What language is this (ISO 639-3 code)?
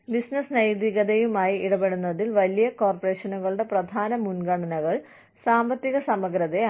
mal